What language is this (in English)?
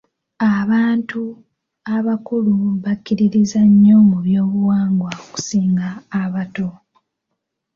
Ganda